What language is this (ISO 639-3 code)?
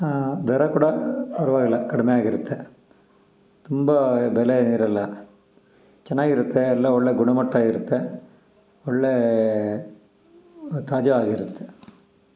kan